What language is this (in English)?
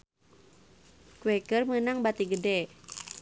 Sundanese